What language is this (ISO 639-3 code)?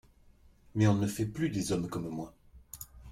fra